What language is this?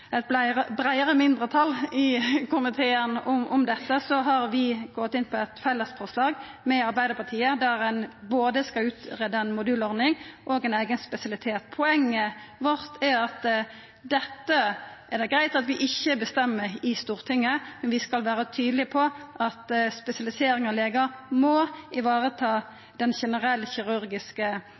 Norwegian Nynorsk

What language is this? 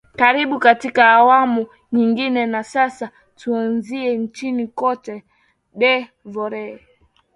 Swahili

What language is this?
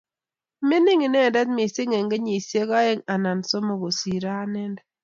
Kalenjin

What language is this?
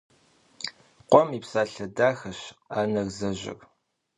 Kabardian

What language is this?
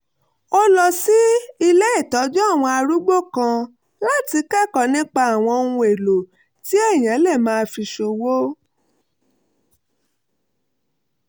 Yoruba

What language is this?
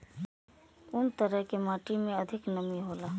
Maithili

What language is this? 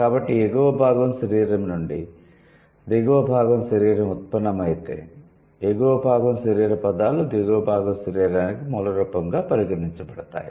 Telugu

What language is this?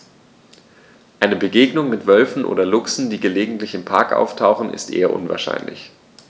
German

